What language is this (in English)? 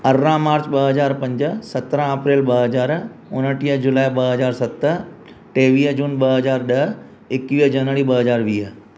Sindhi